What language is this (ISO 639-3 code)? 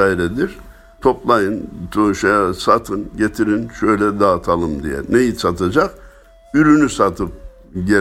tur